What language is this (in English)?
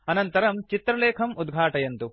Sanskrit